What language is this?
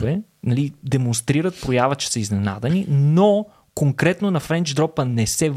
Bulgarian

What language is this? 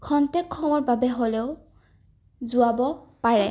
Assamese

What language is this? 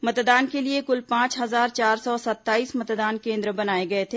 Hindi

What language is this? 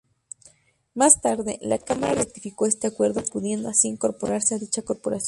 Spanish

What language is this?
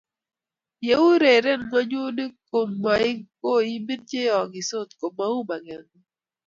Kalenjin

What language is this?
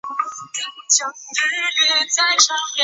Chinese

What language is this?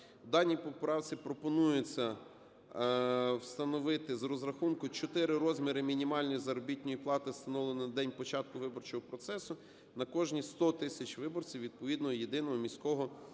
Ukrainian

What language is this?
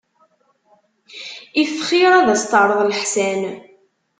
Kabyle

